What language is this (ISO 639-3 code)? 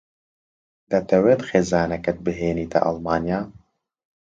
ckb